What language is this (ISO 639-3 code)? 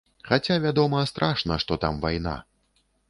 bel